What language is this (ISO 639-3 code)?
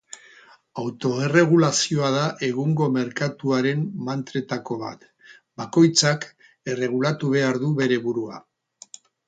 eus